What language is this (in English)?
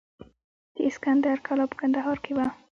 Pashto